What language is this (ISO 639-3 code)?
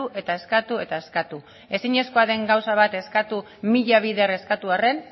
eus